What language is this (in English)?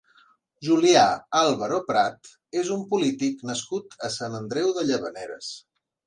Catalan